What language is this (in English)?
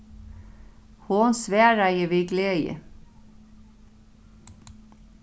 Faroese